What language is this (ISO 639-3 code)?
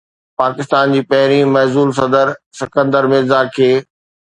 snd